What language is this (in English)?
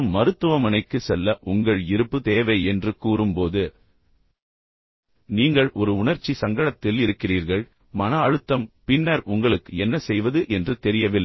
Tamil